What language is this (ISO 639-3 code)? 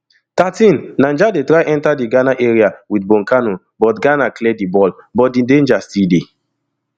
pcm